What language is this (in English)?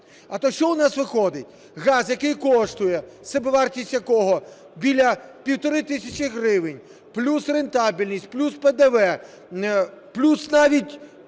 Ukrainian